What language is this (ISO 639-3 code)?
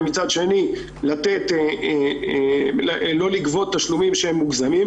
heb